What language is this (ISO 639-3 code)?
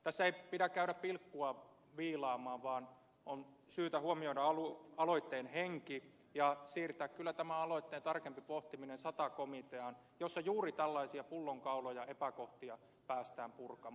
fin